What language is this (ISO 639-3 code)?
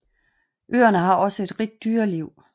dan